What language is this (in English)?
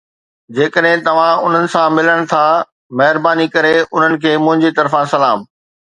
Sindhi